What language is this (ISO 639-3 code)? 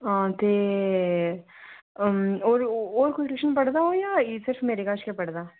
doi